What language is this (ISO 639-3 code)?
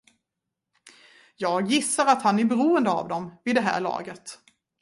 swe